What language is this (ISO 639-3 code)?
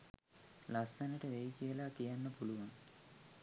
sin